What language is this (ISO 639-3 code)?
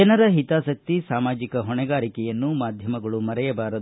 kan